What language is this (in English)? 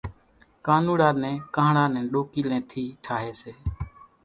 Kachi Koli